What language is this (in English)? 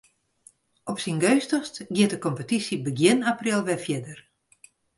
Western Frisian